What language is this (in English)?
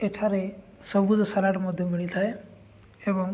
Odia